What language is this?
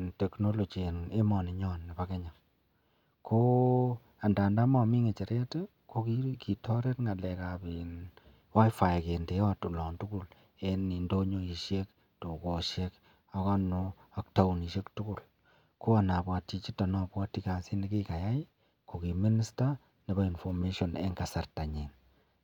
Kalenjin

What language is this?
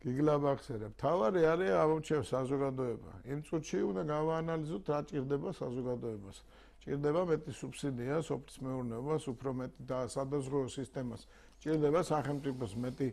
Romanian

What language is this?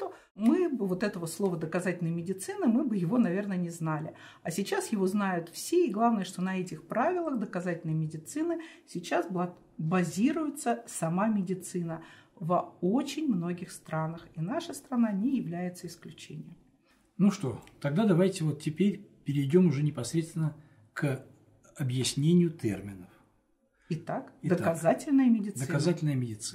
Russian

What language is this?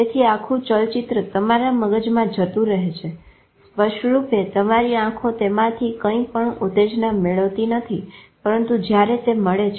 Gujarati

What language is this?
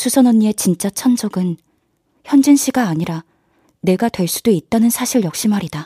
Korean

